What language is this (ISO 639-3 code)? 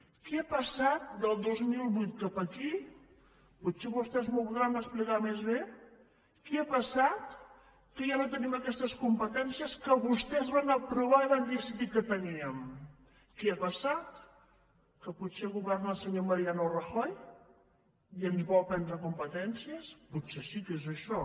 cat